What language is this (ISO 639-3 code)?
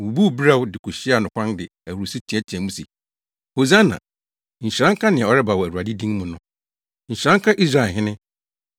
aka